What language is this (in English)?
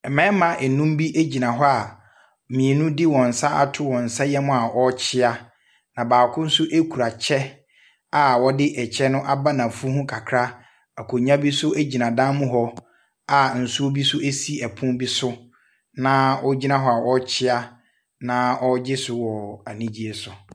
Akan